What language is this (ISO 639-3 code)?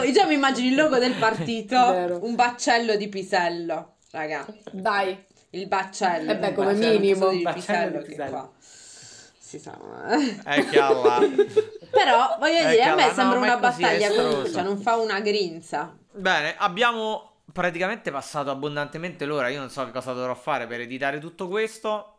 ita